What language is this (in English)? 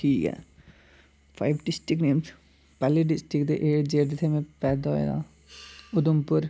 Dogri